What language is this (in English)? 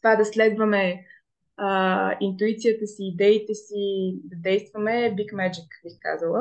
Bulgarian